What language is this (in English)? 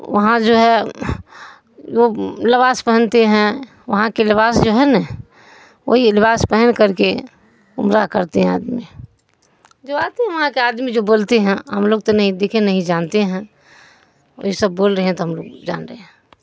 Urdu